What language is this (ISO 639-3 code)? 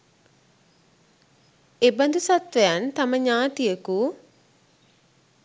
sin